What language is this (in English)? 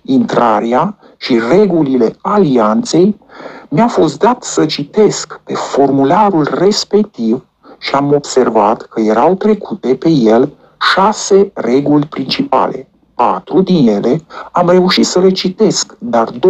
Romanian